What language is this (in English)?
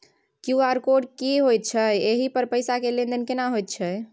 Maithili